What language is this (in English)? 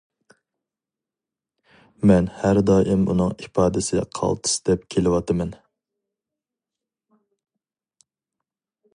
Uyghur